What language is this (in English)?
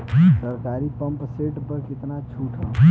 Bhojpuri